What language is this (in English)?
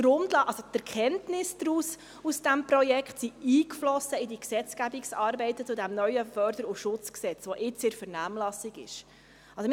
Swiss German